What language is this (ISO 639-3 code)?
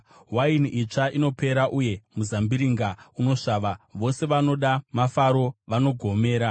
sna